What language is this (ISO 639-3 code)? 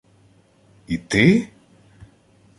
ukr